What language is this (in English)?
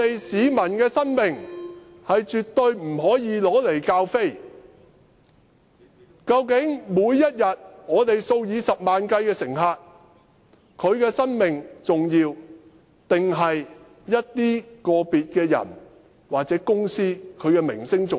Cantonese